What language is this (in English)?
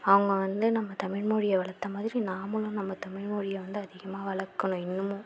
Tamil